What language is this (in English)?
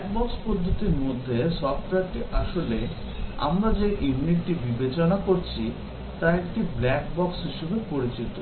Bangla